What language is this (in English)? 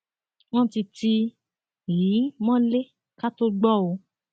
Yoruba